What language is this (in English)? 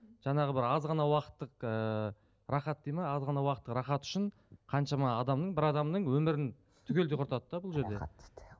Kazakh